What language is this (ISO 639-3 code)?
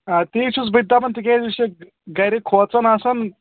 kas